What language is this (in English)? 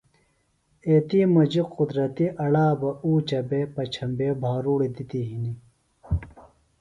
Phalura